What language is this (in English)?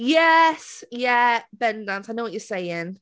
Welsh